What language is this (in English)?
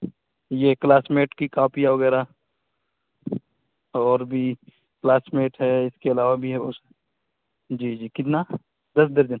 Urdu